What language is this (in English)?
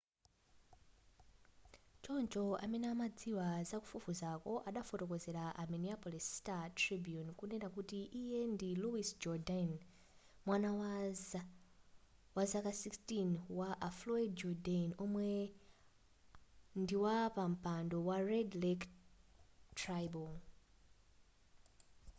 Nyanja